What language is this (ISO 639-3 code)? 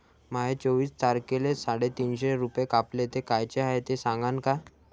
mar